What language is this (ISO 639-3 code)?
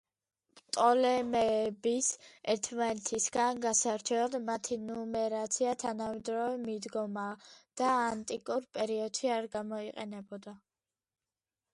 kat